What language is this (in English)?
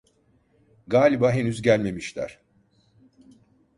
Turkish